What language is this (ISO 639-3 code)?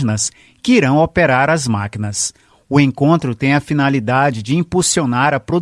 por